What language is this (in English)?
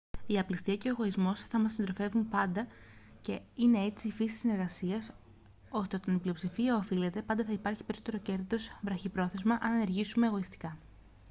Greek